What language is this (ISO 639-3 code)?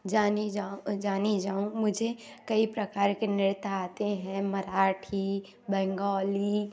hin